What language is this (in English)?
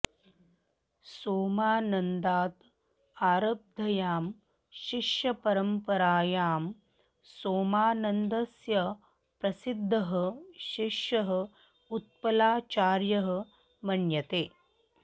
Sanskrit